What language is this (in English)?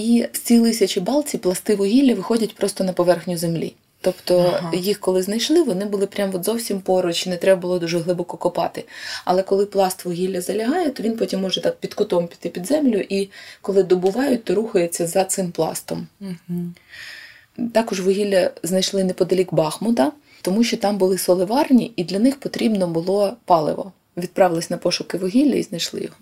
Ukrainian